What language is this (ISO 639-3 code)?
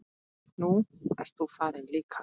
isl